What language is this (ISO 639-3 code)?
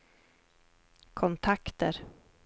swe